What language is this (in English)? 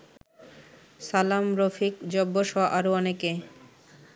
Bangla